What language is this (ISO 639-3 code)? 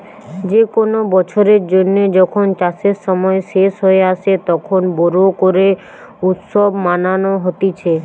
ben